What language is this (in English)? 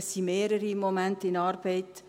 Swiss German